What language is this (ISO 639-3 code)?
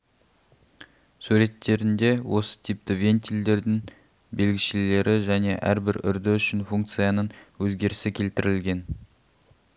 kaz